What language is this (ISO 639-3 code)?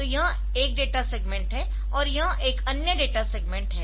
hin